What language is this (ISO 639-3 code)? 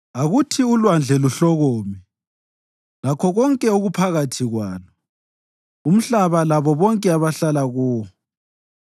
nde